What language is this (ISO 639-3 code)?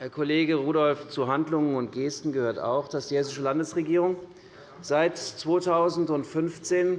deu